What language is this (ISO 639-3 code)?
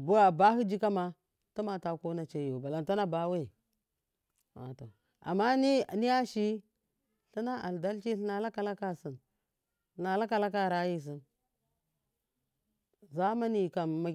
mkf